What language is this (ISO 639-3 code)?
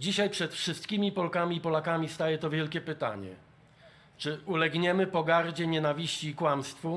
pol